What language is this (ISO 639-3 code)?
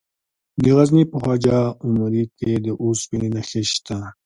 pus